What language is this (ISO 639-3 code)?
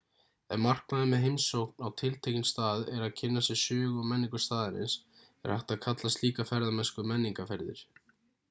isl